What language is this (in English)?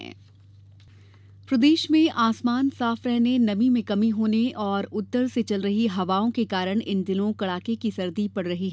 Hindi